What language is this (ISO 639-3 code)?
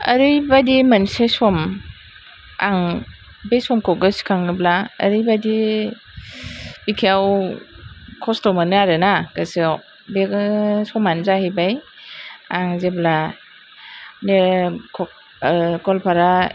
brx